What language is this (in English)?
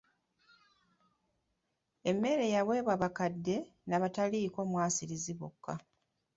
Ganda